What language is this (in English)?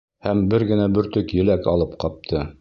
Bashkir